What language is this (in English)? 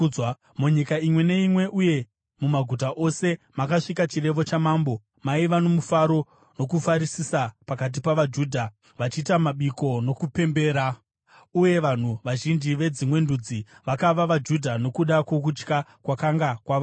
Shona